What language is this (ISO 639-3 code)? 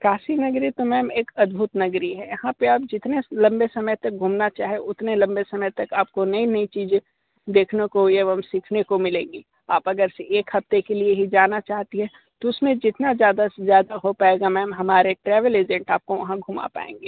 hin